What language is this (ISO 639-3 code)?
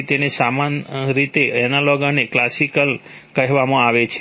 guj